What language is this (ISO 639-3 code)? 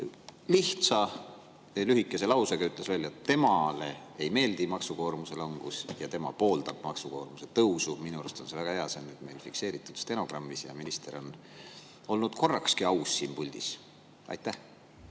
est